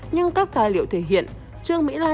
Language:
Vietnamese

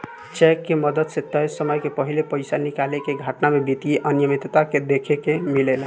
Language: Bhojpuri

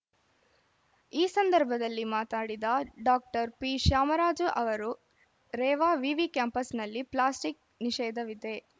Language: Kannada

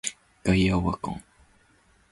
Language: Japanese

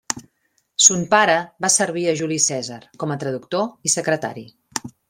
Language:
Catalan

